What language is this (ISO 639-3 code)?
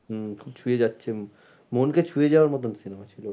ben